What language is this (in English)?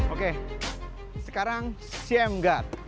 Indonesian